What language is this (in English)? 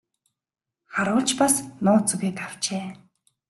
Mongolian